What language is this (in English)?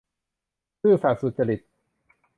Thai